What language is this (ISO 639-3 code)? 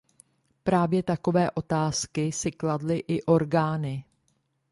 ces